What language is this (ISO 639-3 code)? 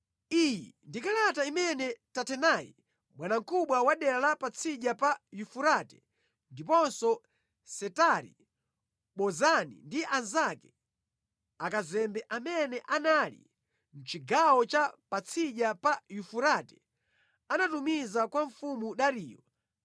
nya